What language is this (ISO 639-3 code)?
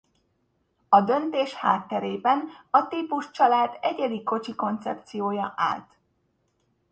hun